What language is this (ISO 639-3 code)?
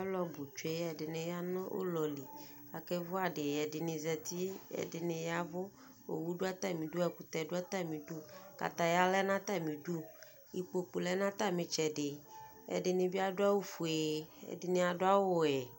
kpo